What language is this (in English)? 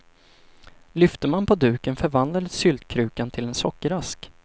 Swedish